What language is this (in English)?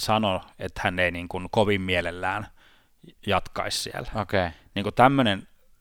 Finnish